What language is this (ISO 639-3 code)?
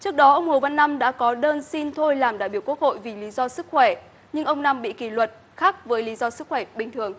vie